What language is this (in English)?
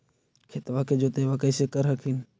Magahi